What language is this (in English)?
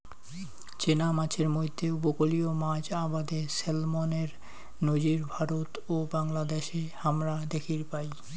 Bangla